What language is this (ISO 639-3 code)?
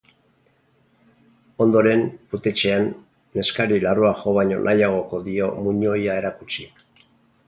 eus